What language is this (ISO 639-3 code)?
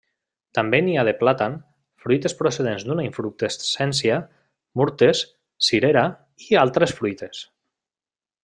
cat